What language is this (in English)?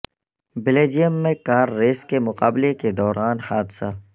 Urdu